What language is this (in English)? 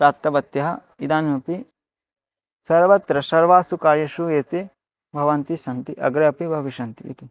Sanskrit